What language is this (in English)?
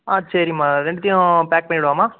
Tamil